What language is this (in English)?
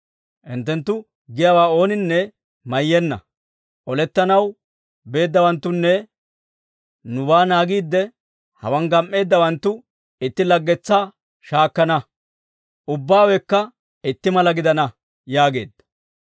Dawro